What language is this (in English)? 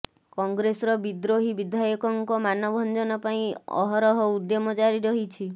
Odia